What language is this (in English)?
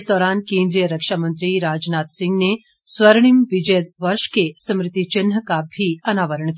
Hindi